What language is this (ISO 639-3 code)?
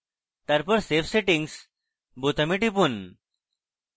ben